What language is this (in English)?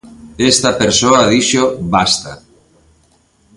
Galician